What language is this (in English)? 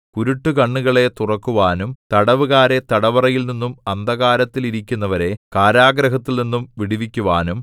Malayalam